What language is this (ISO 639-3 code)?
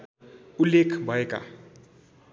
nep